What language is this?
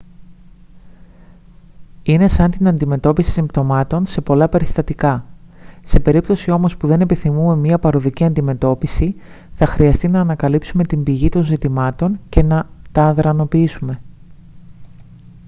Greek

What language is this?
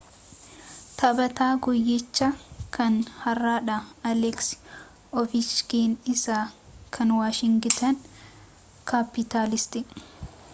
Oromo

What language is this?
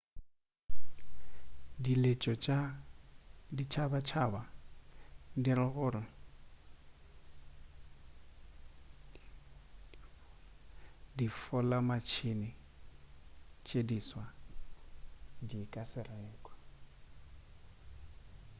Northern Sotho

